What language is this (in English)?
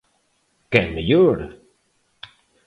Galician